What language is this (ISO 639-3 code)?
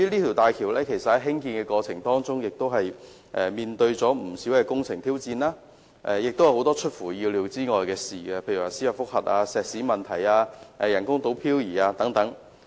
yue